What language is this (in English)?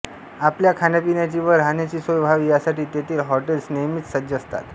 Marathi